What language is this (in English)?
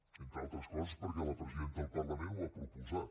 Catalan